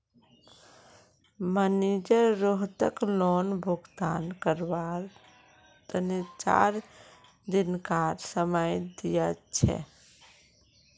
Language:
Magahi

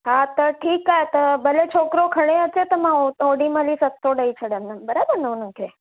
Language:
Sindhi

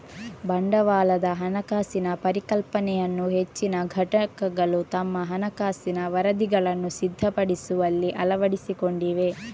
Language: Kannada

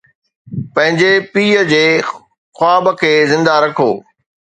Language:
Sindhi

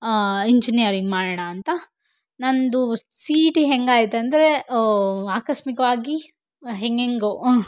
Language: Kannada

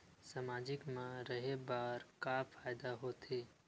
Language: Chhattisgarhi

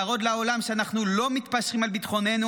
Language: Hebrew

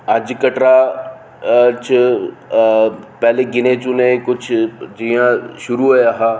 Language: Dogri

